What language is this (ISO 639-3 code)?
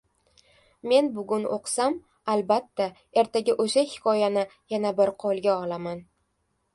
uzb